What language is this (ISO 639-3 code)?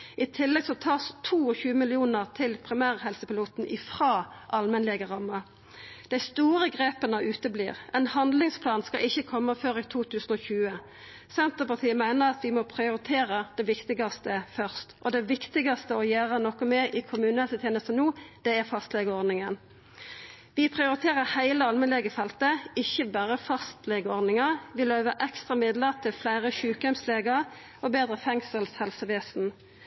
nno